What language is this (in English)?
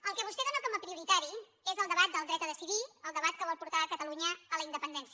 Catalan